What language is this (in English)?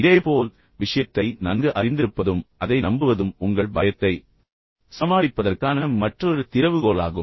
Tamil